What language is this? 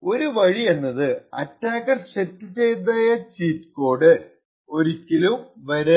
Malayalam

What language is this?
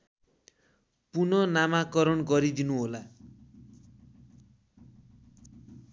Nepali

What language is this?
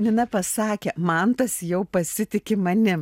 Lithuanian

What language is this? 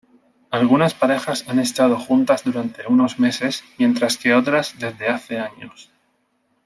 Spanish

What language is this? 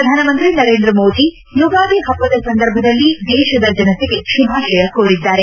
Kannada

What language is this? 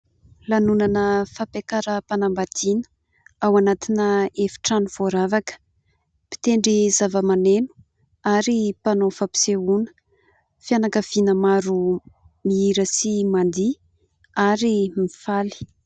Malagasy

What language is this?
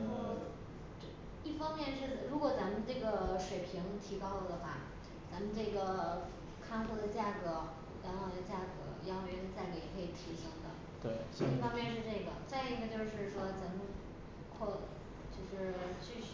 Chinese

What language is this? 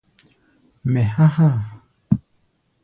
Gbaya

